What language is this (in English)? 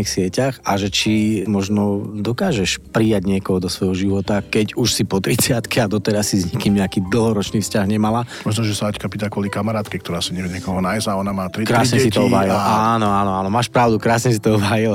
Slovak